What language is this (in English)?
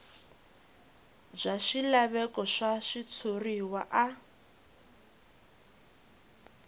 Tsonga